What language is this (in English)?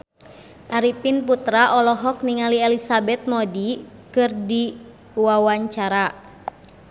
Sundanese